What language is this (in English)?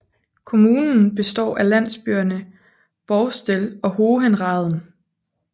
Danish